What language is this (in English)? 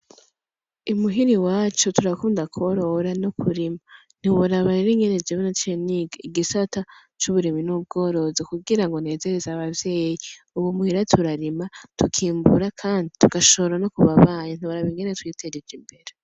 Rundi